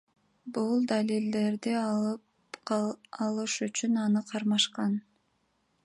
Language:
Kyrgyz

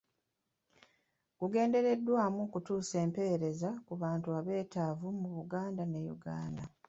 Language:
Ganda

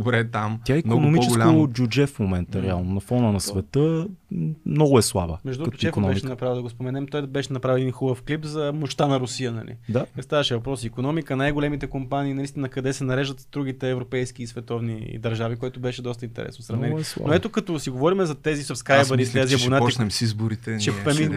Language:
Bulgarian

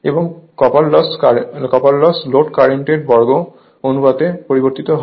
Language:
Bangla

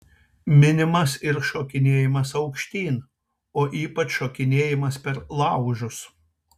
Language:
Lithuanian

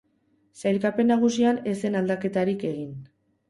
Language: Basque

